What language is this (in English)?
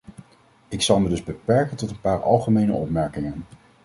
Dutch